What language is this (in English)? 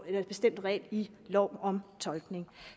Danish